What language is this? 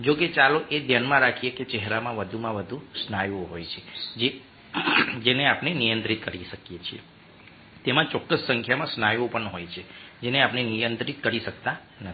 Gujarati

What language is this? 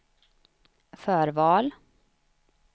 Swedish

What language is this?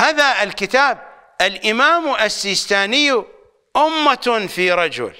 Arabic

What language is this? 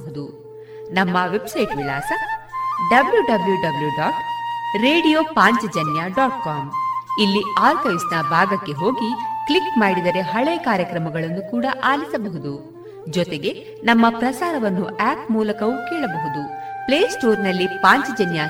Kannada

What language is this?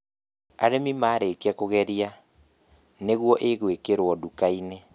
Kikuyu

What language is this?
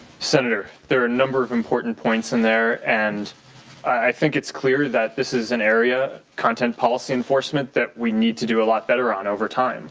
English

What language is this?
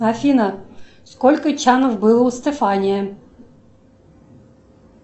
Russian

